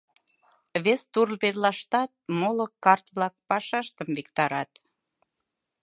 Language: Mari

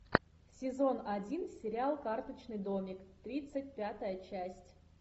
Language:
Russian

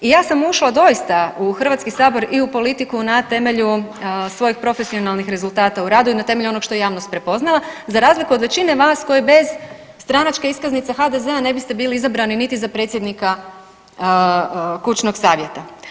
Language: Croatian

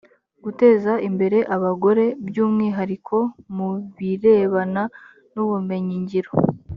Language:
Kinyarwanda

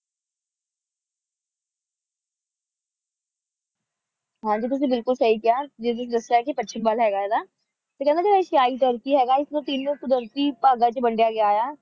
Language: Punjabi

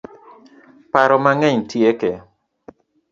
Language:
Luo (Kenya and Tanzania)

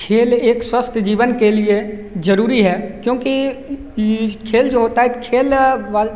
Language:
Hindi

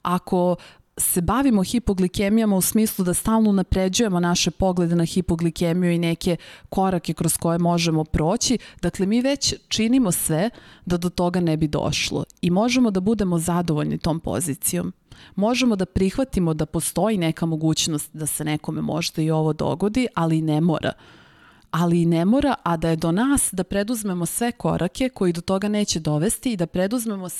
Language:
Slovak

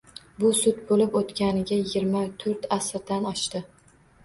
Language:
Uzbek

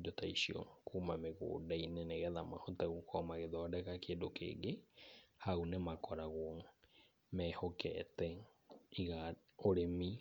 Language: Kikuyu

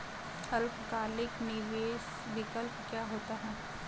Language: Hindi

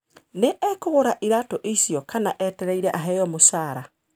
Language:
Kikuyu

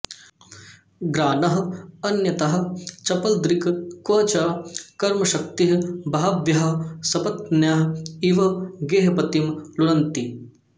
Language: Sanskrit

